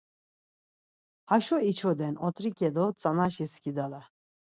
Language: Laz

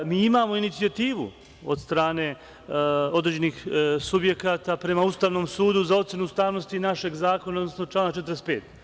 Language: Serbian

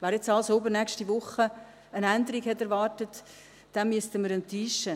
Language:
Swiss German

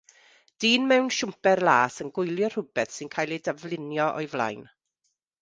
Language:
Welsh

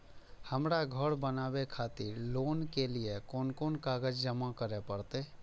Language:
Maithili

